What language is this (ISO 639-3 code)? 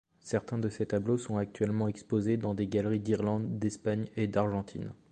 fra